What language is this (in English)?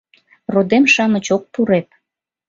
Mari